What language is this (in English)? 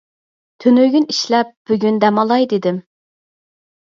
Uyghur